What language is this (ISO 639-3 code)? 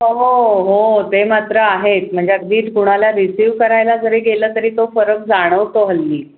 mar